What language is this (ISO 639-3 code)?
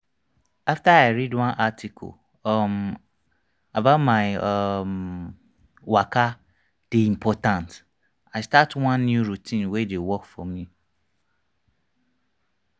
pcm